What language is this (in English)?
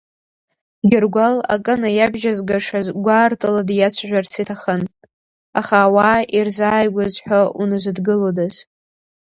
Abkhazian